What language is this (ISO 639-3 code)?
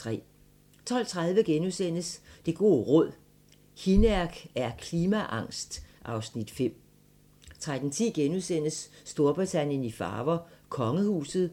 dan